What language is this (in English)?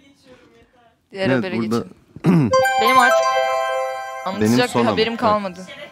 Turkish